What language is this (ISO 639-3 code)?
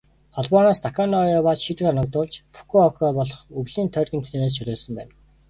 mon